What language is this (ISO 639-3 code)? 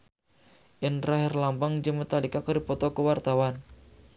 sun